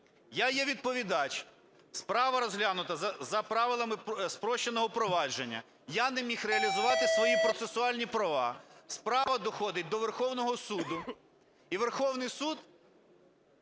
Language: Ukrainian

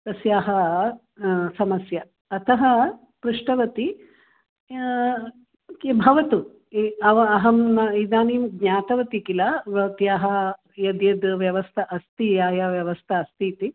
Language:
Sanskrit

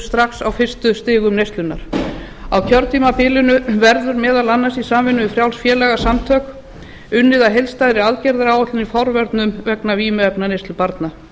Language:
Icelandic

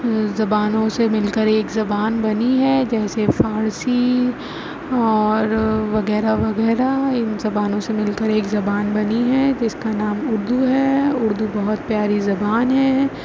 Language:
Urdu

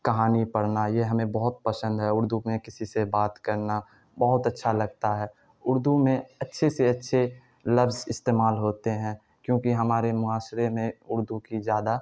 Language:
Urdu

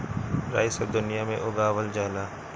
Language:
Bhojpuri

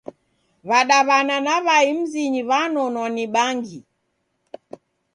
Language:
Taita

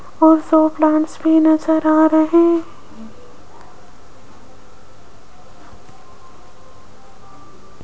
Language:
Hindi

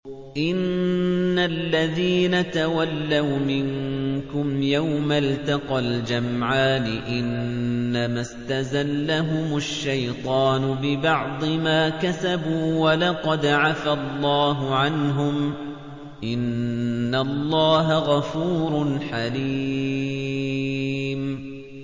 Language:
Arabic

